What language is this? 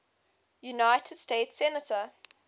English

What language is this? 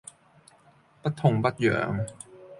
Cantonese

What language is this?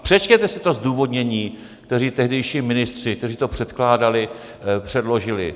Czech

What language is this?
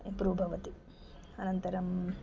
Sanskrit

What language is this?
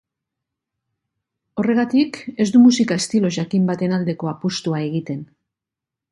Basque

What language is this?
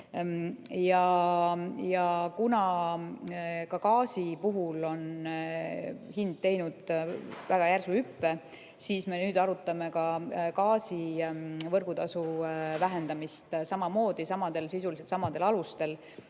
Estonian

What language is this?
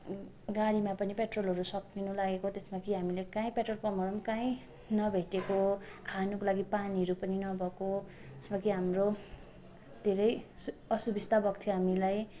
Nepali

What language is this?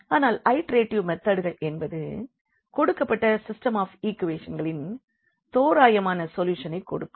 Tamil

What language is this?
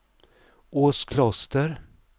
Swedish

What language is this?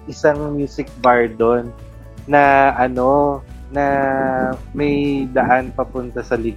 Filipino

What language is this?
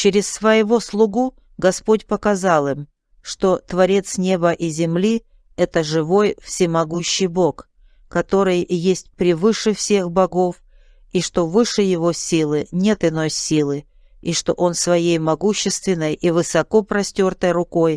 Russian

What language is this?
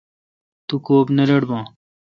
Kalkoti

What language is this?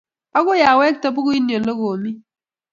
Kalenjin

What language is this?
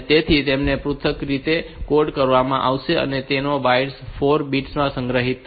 Gujarati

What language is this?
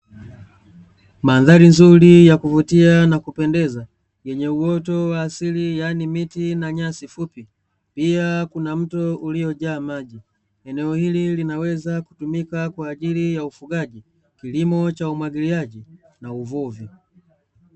Swahili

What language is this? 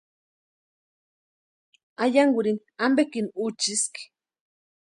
Western Highland Purepecha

